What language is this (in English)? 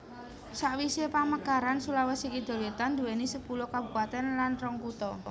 Javanese